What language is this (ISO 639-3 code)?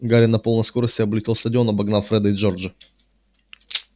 rus